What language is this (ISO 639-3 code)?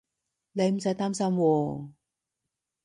yue